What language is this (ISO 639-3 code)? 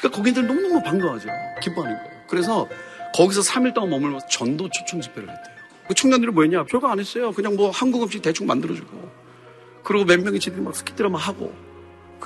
kor